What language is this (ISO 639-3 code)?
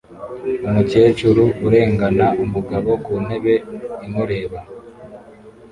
kin